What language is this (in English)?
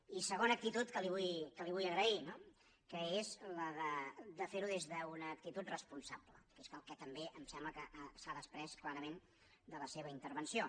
Catalan